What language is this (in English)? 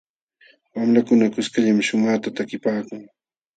Jauja Wanca Quechua